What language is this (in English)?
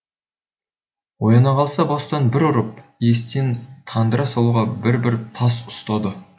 Kazakh